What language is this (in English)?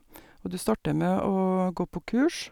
Norwegian